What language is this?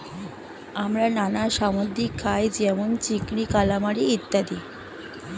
Bangla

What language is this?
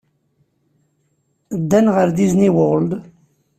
Kabyle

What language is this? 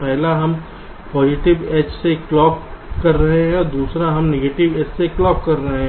Hindi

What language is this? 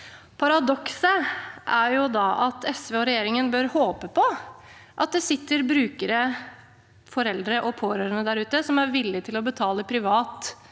Norwegian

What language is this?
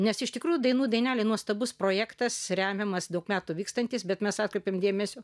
Lithuanian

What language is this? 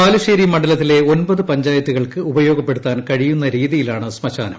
Malayalam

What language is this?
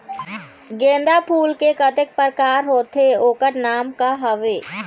Chhattisgarhi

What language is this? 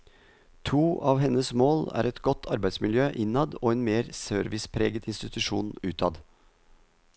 Norwegian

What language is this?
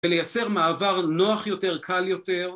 Hebrew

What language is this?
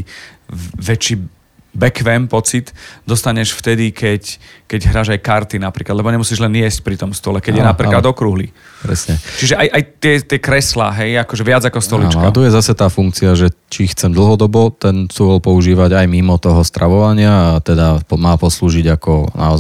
Slovak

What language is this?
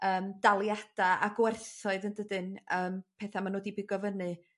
Welsh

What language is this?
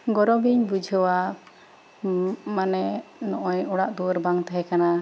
Santali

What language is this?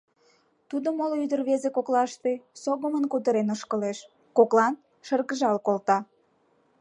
Mari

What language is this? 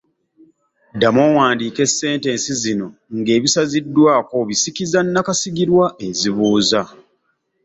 Ganda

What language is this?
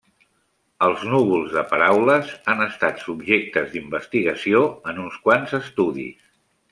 Catalan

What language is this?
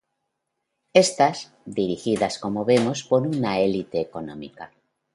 Spanish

